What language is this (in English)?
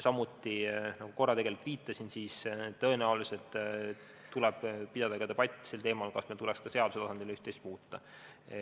Estonian